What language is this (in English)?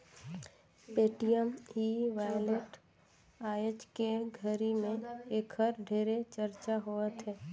Chhattisgarhi